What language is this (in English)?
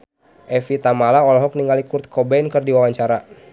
Sundanese